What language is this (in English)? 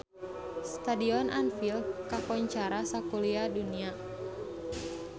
Sundanese